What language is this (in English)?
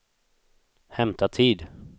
Swedish